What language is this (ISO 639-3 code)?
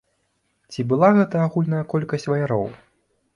bel